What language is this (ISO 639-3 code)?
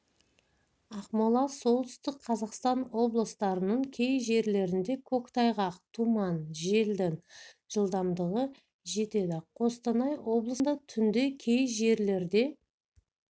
kaz